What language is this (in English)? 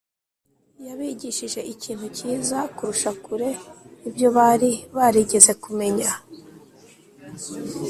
Kinyarwanda